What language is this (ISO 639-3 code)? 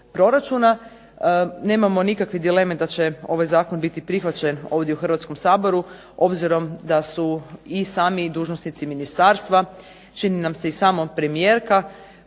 hrv